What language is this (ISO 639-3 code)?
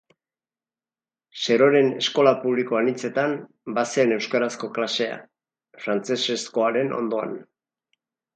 eus